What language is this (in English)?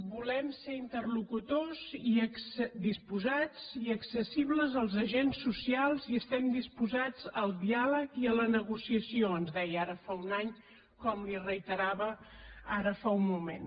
Catalan